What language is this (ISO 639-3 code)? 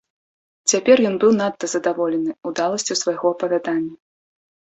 bel